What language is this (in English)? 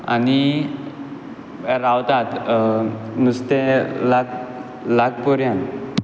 Konkani